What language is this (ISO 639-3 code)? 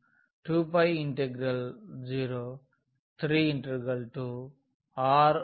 tel